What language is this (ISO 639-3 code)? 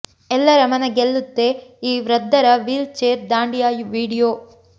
kan